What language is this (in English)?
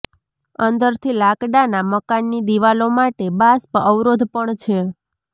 Gujarati